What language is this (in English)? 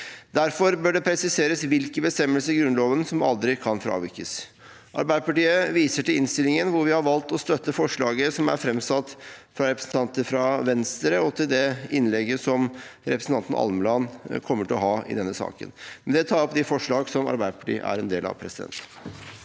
Norwegian